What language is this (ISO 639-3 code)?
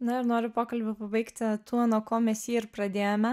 lit